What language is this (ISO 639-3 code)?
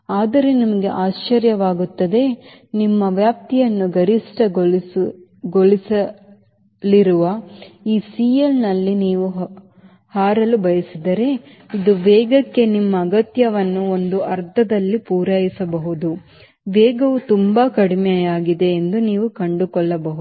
kan